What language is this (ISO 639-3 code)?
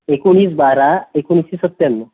mar